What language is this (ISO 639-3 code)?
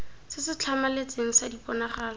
tsn